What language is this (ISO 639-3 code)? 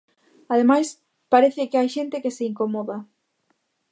glg